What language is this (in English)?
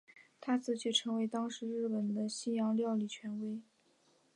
Chinese